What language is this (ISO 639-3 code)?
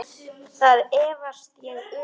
isl